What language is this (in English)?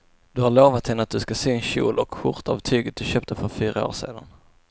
Swedish